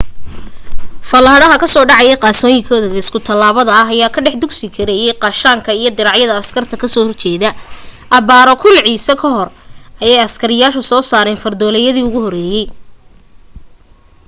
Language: Somali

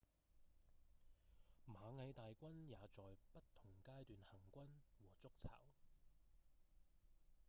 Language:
Cantonese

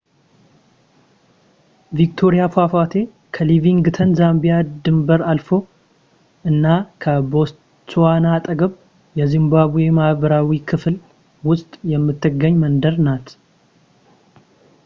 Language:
Amharic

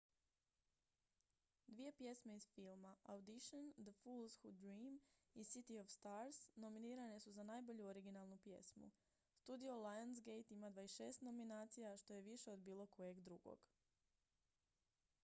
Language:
Croatian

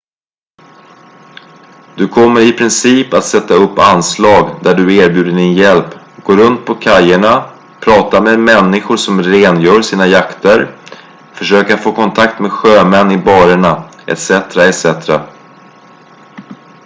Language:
Swedish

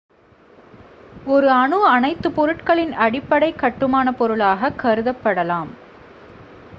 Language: Tamil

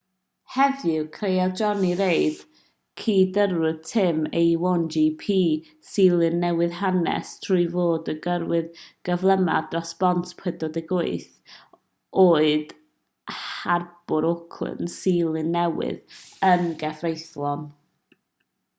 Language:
Welsh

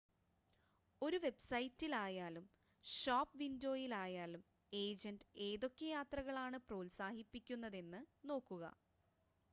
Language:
Malayalam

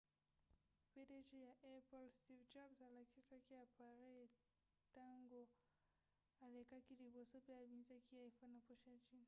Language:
Lingala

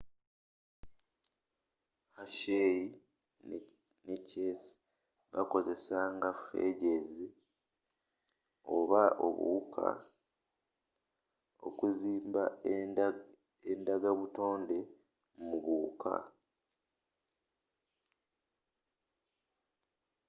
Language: Ganda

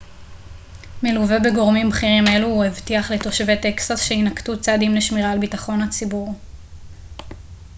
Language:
Hebrew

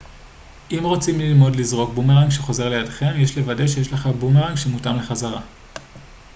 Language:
Hebrew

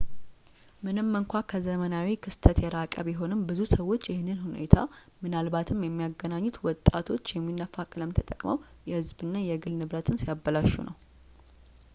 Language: Amharic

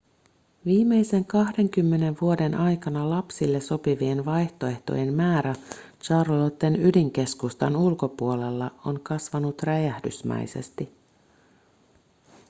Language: Finnish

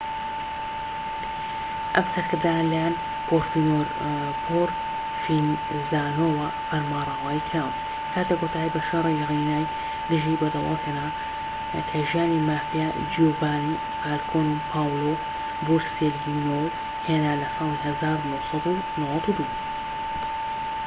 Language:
Central Kurdish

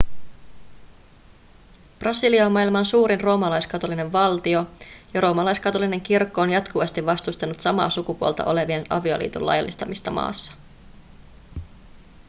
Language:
Finnish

